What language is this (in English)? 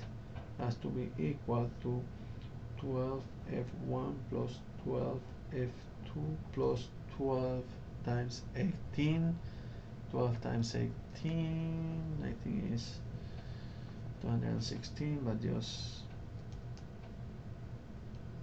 English